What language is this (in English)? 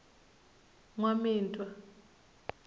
Tsonga